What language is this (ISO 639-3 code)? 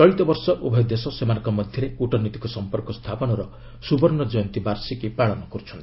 ori